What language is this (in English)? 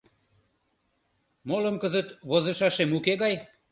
Mari